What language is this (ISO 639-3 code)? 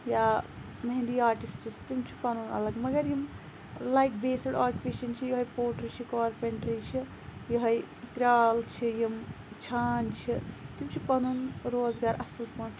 kas